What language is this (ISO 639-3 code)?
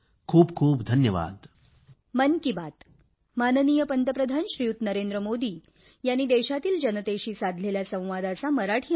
mar